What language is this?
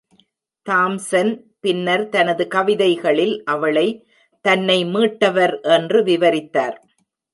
Tamil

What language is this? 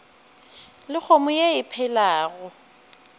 Northern Sotho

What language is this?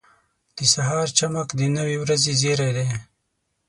Pashto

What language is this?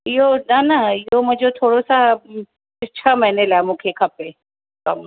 Sindhi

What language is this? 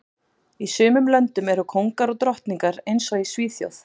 Icelandic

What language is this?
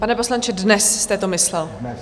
Czech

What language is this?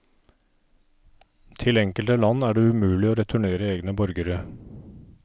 Norwegian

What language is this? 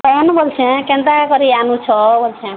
Odia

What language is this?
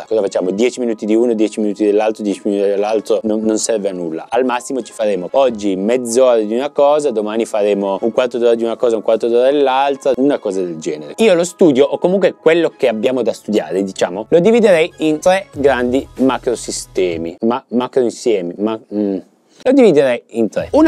Italian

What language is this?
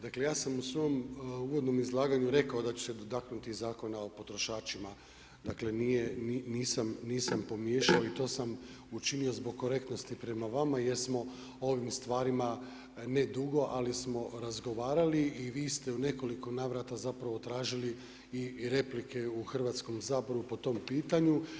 Croatian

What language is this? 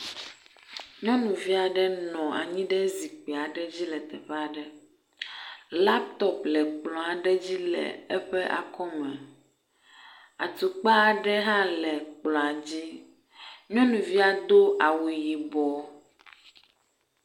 Ewe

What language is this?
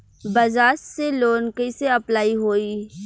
Bhojpuri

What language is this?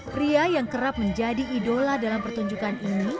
Indonesian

